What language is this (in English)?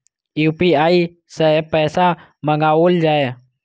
Maithili